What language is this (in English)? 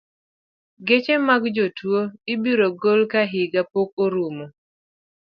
Luo (Kenya and Tanzania)